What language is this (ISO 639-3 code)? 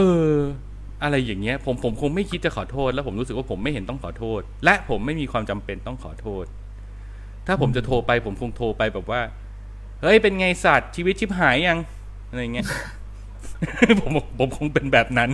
tha